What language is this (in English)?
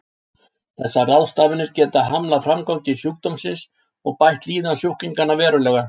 Icelandic